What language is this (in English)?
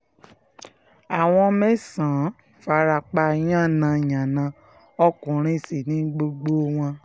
Yoruba